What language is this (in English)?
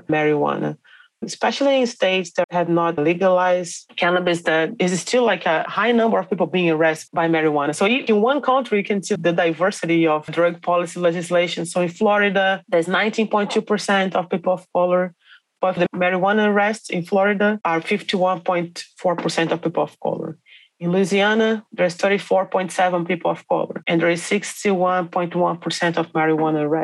English